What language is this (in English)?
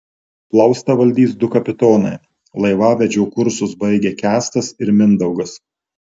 Lithuanian